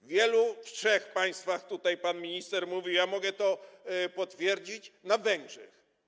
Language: Polish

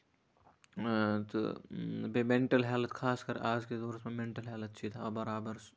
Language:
Kashmiri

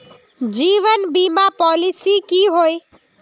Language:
Magahi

